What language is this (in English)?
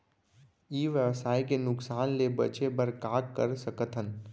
Chhattisgarhi